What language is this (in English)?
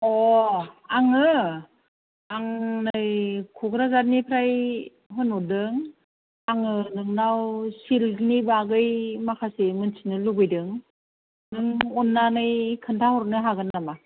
Bodo